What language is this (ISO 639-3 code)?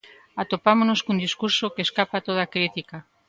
glg